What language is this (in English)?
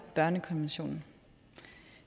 Danish